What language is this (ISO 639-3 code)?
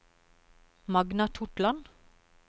nor